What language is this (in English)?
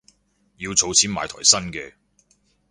Cantonese